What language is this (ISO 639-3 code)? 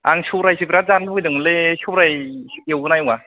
brx